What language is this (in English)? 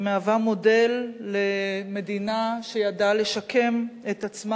Hebrew